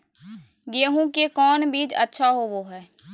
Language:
Magahi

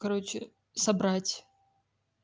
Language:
Russian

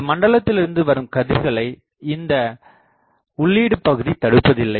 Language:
Tamil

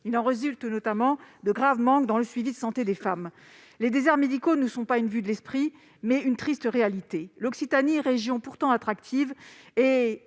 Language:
French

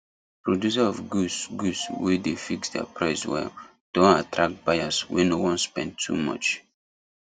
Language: Nigerian Pidgin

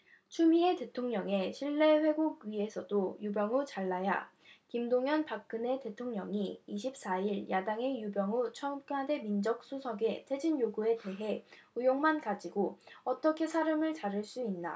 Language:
Korean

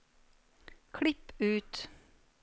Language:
Norwegian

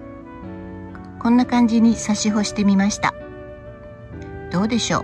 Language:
Japanese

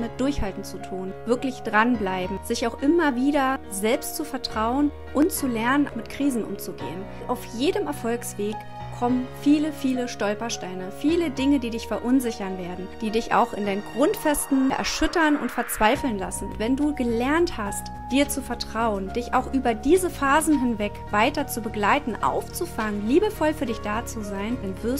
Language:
German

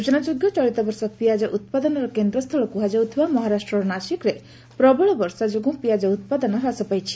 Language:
Odia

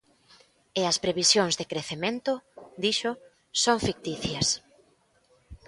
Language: Galician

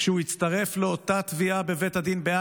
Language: Hebrew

